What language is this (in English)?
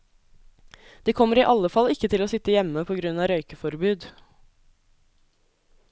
Norwegian